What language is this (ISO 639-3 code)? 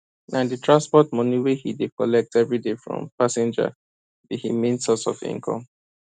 pcm